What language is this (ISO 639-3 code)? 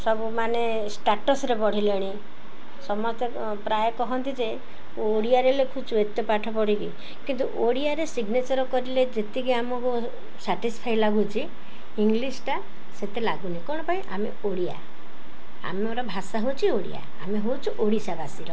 ori